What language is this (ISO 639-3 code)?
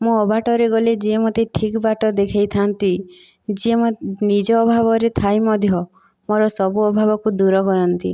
ori